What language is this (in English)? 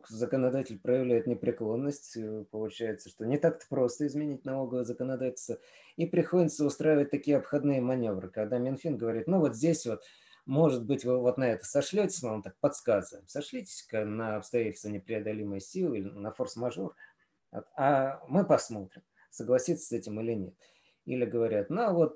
Russian